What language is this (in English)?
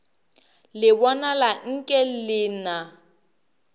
Northern Sotho